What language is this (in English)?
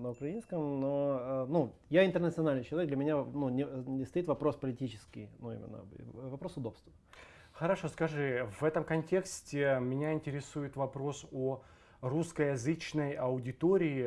Russian